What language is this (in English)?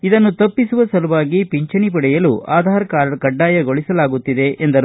Kannada